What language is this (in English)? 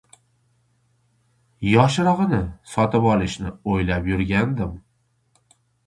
Uzbek